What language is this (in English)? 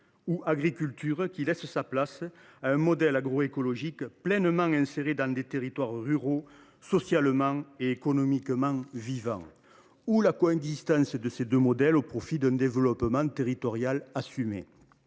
French